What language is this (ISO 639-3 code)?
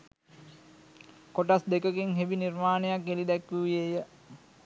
sin